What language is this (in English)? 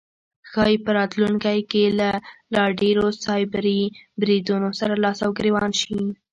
Pashto